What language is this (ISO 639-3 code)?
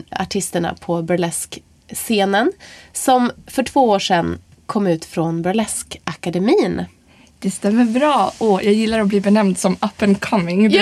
swe